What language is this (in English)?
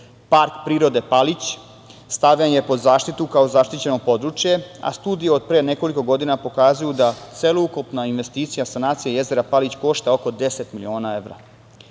Serbian